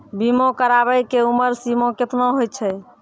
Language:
Maithili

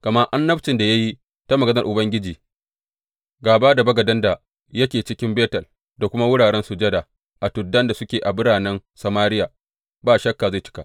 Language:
Hausa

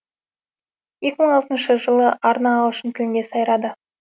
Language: Kazakh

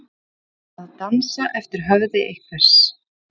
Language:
Icelandic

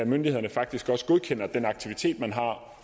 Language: Danish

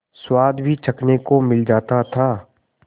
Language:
Hindi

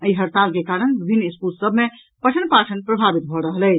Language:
Maithili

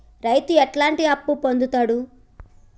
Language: Telugu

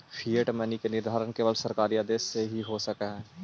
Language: Magahi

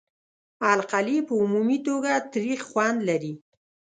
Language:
Pashto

